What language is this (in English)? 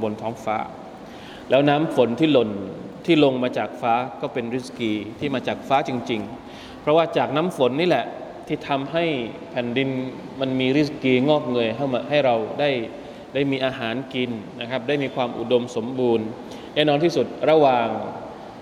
Thai